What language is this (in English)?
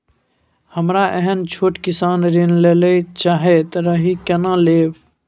Maithili